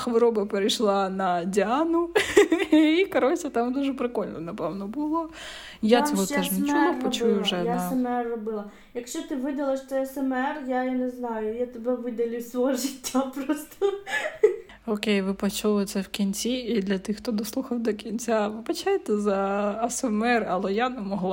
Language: Ukrainian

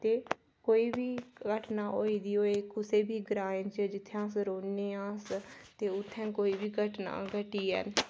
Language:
Dogri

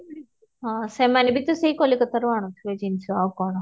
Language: Odia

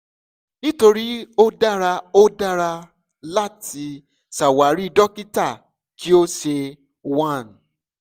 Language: Yoruba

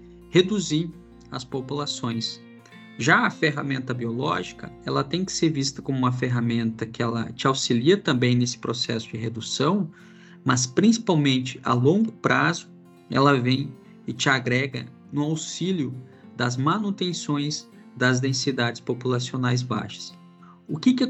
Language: Portuguese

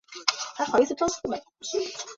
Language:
Chinese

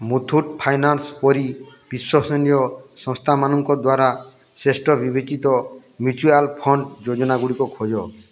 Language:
Odia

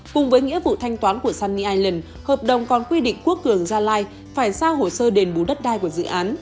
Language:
Vietnamese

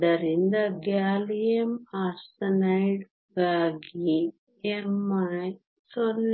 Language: Kannada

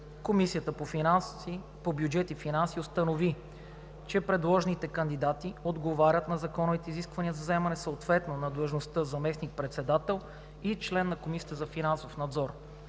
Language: Bulgarian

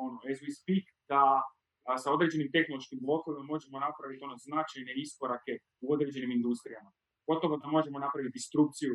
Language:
Croatian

